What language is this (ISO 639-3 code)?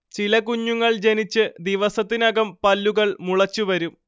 mal